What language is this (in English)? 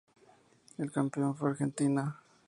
Spanish